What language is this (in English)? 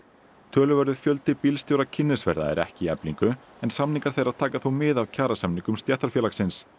Icelandic